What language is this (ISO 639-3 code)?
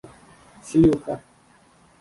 uzb